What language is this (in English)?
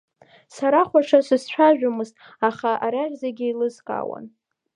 Abkhazian